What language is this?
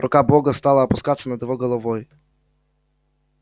Russian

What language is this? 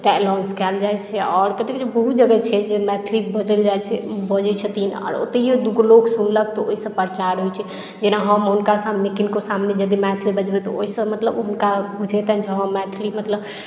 Maithili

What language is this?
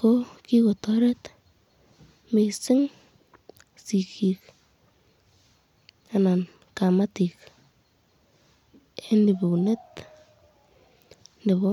Kalenjin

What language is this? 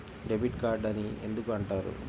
Telugu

